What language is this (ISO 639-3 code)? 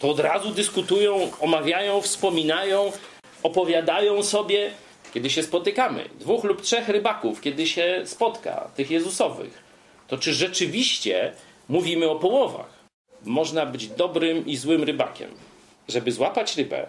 pol